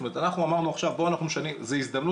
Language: Hebrew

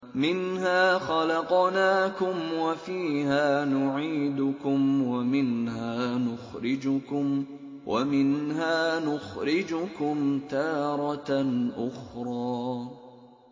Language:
Arabic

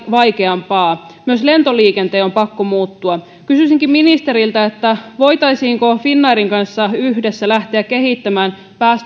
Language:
Finnish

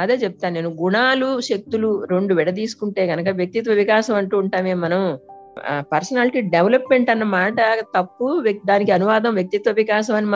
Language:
Telugu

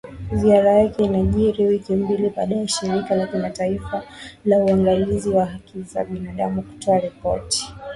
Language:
Swahili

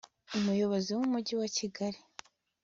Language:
Kinyarwanda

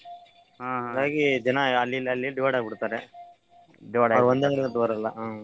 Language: Kannada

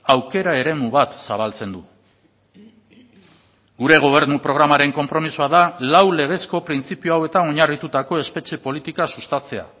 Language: Basque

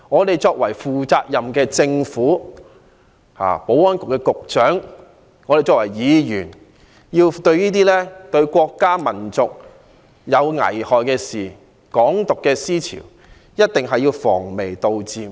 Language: Cantonese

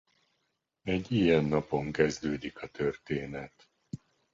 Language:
Hungarian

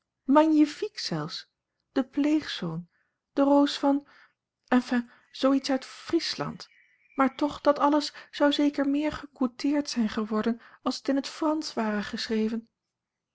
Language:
Dutch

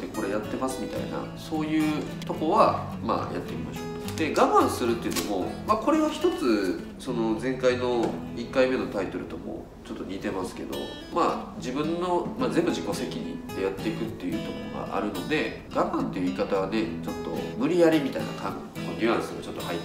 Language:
Japanese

